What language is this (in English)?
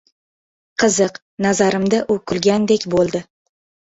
Uzbek